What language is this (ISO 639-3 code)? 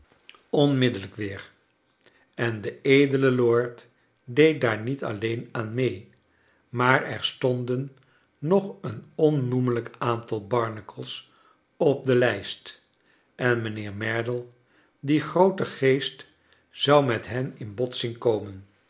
nld